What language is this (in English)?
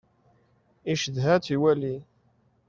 Kabyle